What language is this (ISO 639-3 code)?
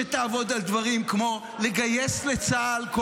heb